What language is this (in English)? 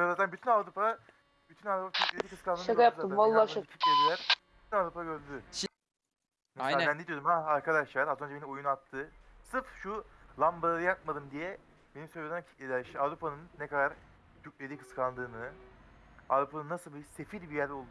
Turkish